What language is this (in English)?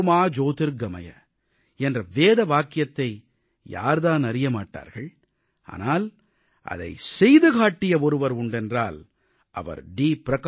Tamil